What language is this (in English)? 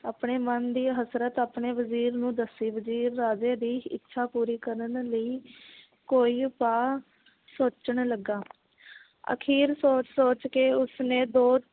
Punjabi